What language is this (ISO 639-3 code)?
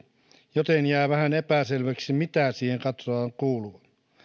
fin